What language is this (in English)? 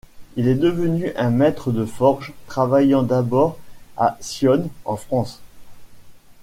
French